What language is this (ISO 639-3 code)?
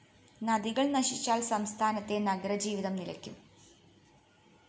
mal